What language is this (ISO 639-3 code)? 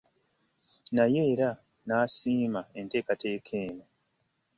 lug